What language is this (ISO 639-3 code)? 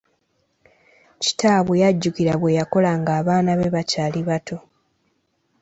lug